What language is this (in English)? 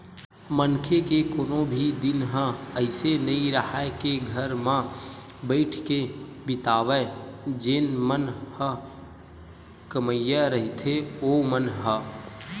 Chhattisgarhi